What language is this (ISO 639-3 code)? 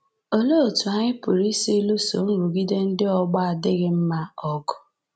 ibo